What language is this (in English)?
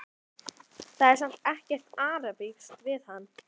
Icelandic